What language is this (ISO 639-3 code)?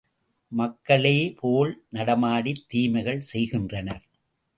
tam